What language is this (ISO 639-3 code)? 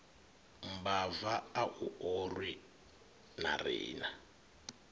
ven